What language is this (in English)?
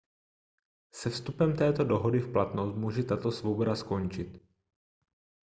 Czech